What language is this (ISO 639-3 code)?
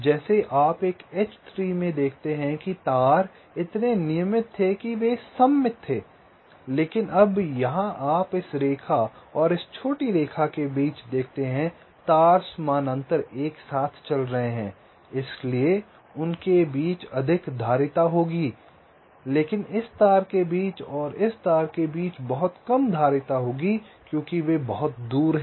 hin